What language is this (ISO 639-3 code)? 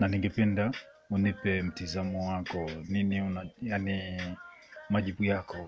swa